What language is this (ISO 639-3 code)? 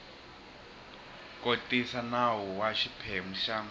tso